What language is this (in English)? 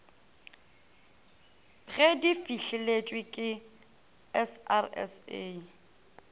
Northern Sotho